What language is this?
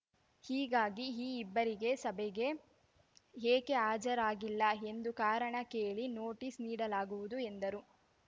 Kannada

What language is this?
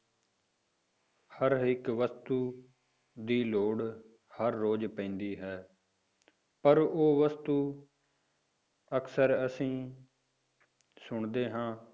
Punjabi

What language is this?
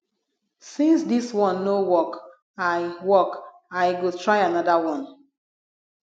Nigerian Pidgin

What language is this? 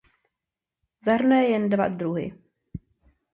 Czech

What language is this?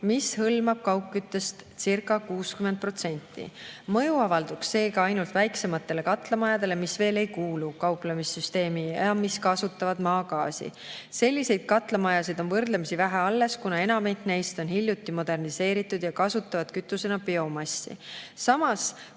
Estonian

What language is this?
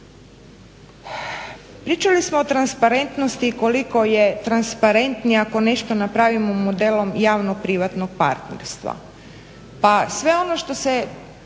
Croatian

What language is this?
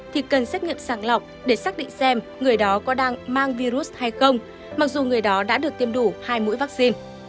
Vietnamese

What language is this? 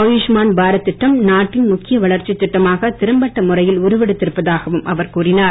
Tamil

